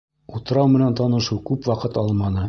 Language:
Bashkir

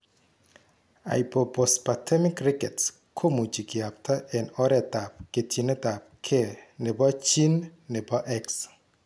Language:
Kalenjin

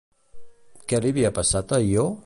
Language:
Catalan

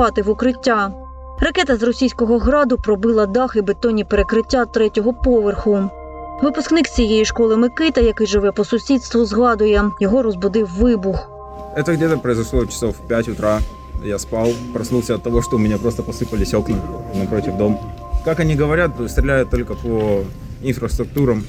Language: Ukrainian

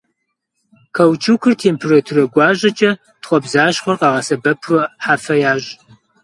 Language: Kabardian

